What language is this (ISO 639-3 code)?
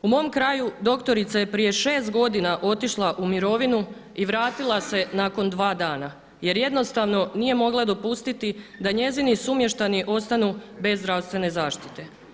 hrv